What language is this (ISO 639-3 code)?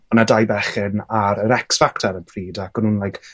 cym